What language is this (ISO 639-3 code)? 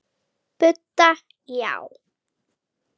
isl